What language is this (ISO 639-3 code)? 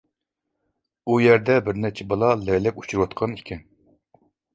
uig